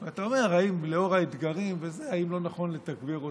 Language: Hebrew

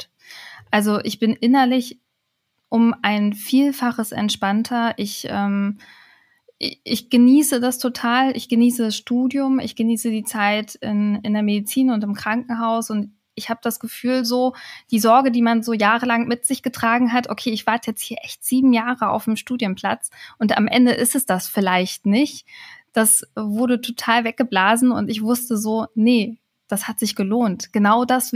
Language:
German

